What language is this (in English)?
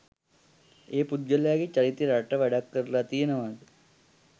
Sinhala